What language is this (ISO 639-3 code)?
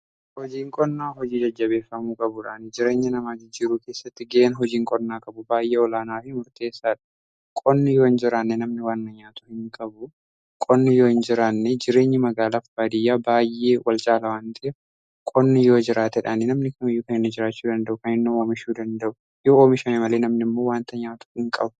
orm